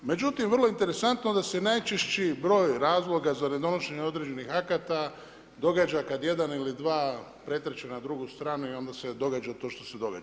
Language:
Croatian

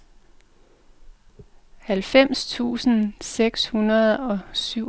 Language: Danish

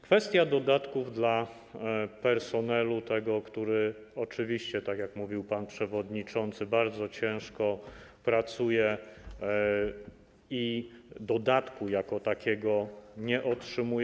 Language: Polish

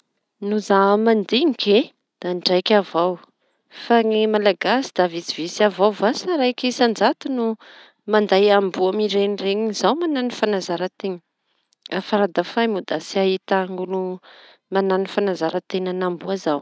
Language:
Tanosy Malagasy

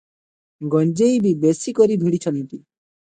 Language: Odia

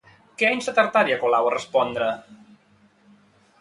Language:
Catalan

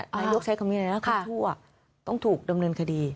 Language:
Thai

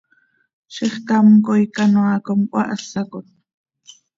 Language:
Seri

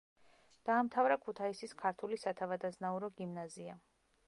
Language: Georgian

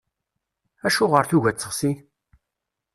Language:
Kabyle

